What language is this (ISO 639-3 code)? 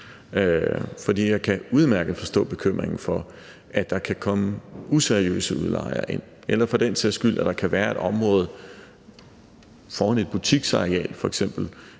dan